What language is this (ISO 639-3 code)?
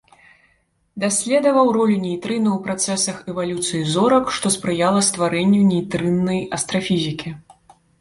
bel